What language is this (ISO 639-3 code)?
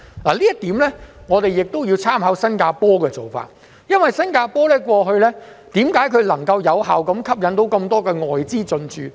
yue